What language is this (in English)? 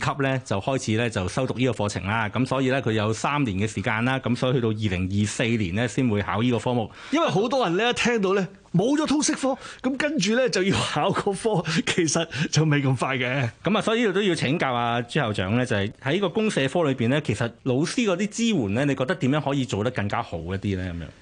Chinese